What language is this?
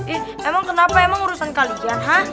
Indonesian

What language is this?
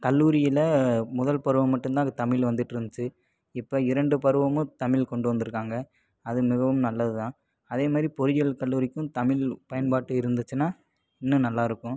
Tamil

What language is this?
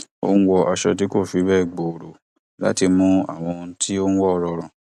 Yoruba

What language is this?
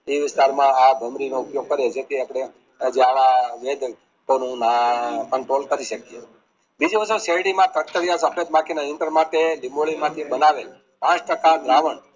Gujarati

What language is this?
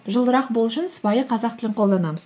Kazakh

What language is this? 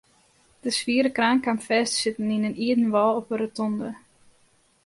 Western Frisian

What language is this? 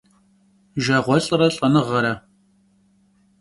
Kabardian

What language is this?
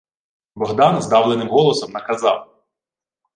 Ukrainian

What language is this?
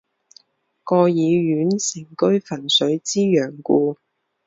Chinese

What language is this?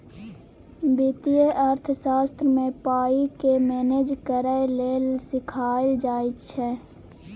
Maithili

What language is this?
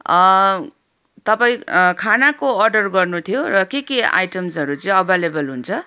Nepali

